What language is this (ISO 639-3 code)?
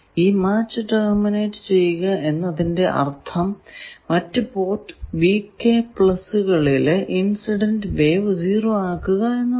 mal